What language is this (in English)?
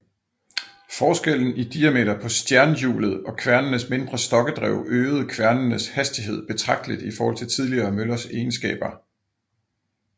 Danish